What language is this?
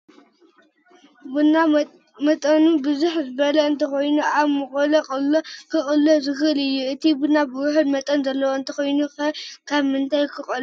Tigrinya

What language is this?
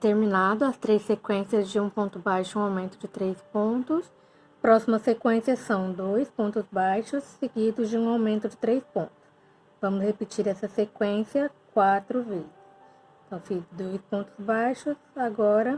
Portuguese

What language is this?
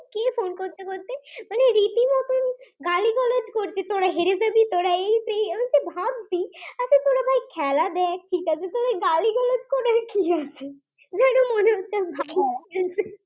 Bangla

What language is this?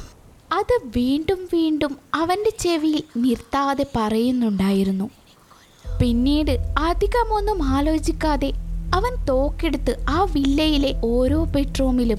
Malayalam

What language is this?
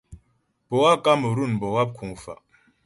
Ghomala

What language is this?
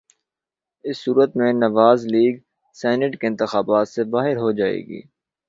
Urdu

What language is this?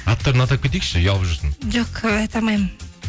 Kazakh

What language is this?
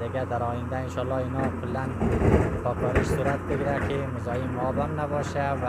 Persian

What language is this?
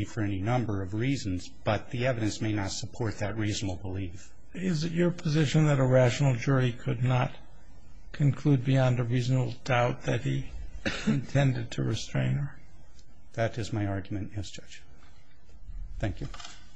English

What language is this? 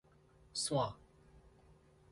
Min Nan Chinese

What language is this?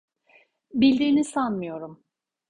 Turkish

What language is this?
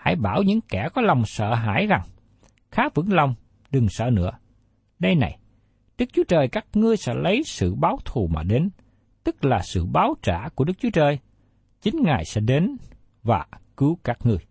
Vietnamese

